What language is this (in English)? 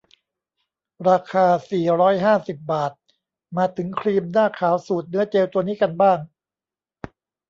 Thai